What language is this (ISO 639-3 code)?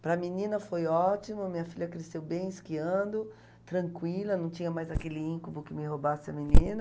por